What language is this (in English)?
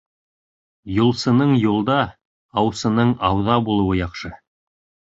Bashkir